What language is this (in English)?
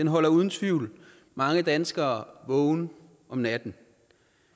Danish